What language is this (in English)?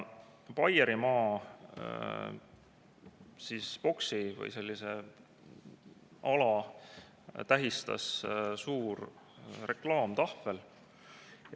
Estonian